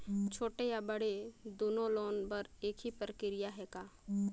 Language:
Chhattisgarhi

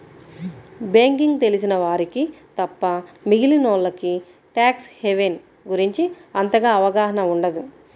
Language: Telugu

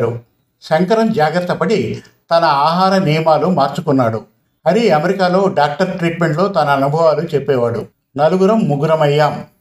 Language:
Telugu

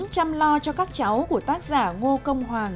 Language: Vietnamese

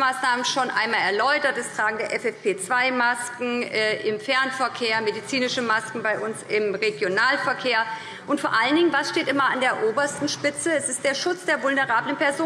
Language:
German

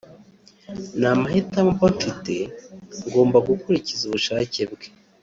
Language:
Kinyarwanda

